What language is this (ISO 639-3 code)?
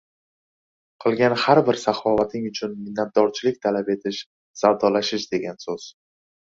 uzb